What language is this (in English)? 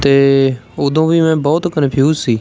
Punjabi